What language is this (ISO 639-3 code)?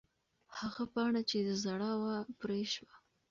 pus